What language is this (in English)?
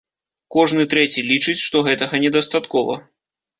Belarusian